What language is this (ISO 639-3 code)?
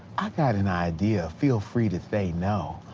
eng